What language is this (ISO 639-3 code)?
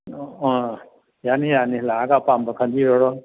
mni